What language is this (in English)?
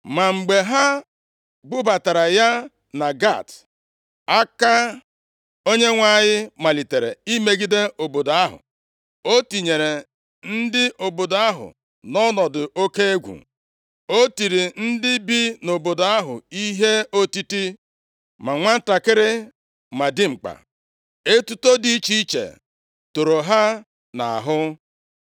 Igbo